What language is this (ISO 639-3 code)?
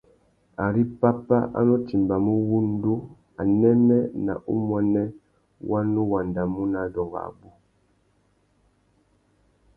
bag